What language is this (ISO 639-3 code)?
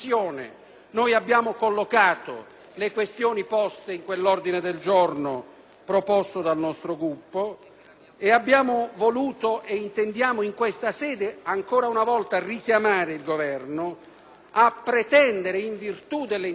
ita